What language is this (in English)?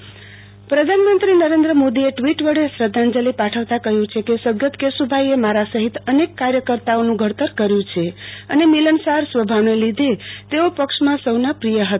Gujarati